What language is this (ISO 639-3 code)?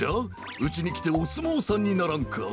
jpn